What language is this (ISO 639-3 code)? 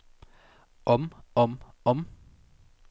dan